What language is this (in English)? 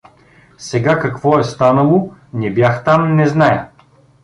Bulgarian